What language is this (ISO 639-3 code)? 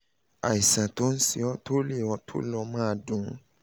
yor